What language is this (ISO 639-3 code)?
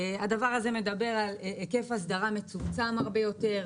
heb